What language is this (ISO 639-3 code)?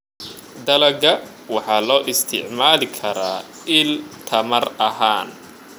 som